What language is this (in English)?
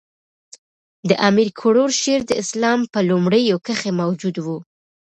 Pashto